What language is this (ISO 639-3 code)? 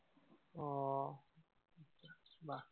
asm